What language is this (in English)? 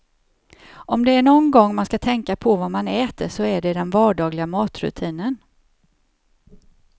Swedish